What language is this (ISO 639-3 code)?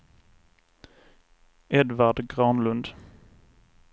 swe